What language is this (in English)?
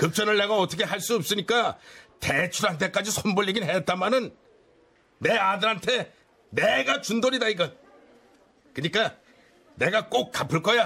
Korean